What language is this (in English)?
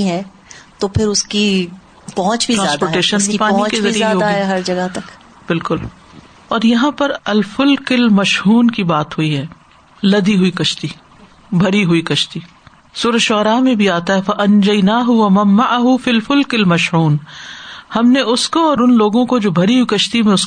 Urdu